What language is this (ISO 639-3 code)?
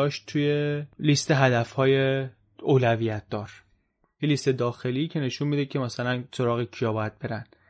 fas